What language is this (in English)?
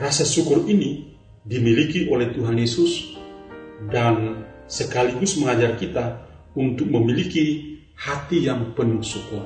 Indonesian